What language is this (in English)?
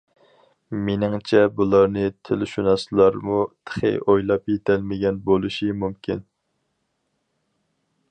Uyghur